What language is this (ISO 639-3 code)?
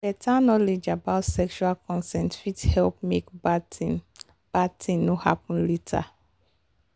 pcm